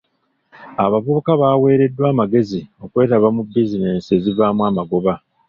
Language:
Ganda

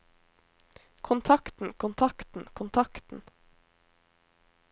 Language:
Norwegian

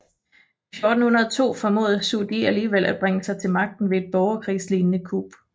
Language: Danish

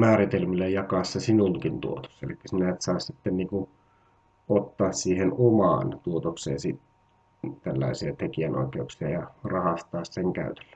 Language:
Finnish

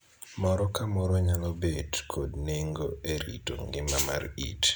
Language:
Luo (Kenya and Tanzania)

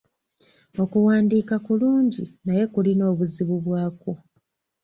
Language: Ganda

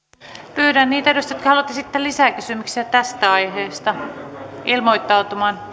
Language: Finnish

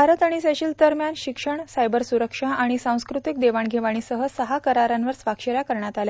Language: Marathi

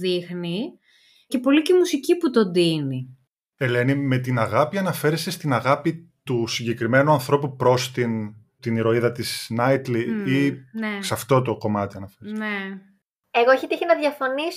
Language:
Greek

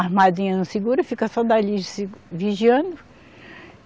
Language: Portuguese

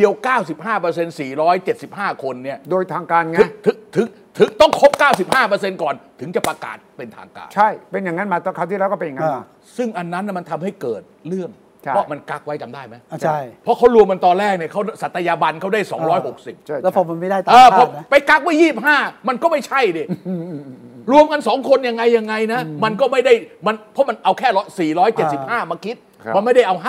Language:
Thai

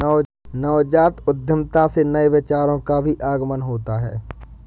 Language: Hindi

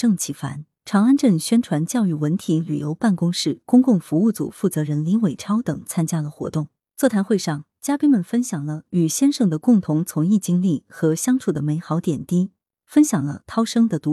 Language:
Chinese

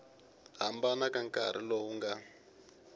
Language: Tsonga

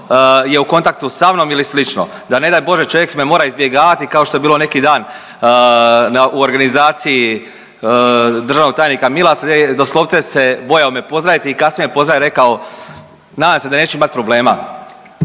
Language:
Croatian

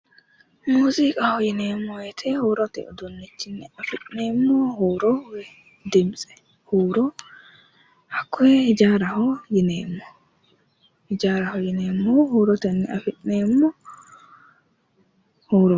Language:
Sidamo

